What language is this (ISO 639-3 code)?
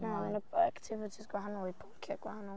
cym